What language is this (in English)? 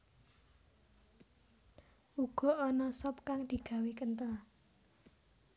Javanese